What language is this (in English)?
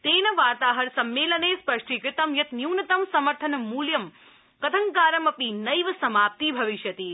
Sanskrit